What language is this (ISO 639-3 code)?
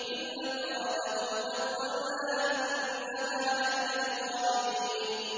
ara